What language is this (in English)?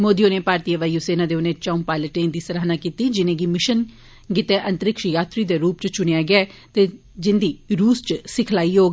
Dogri